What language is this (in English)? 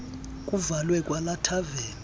Xhosa